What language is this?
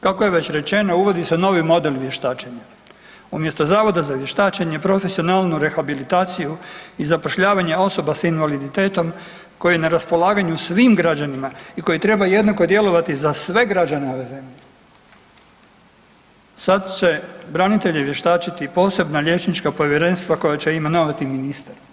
Croatian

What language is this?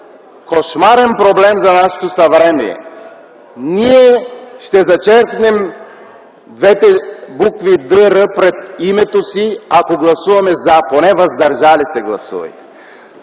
Bulgarian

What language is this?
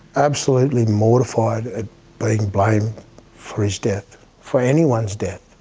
English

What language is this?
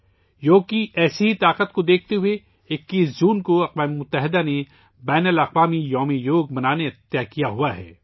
Urdu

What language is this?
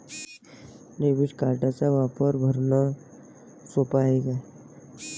Marathi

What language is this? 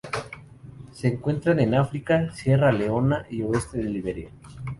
Spanish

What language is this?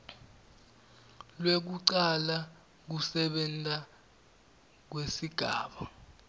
Swati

